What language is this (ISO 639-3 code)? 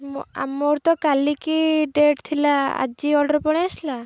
ori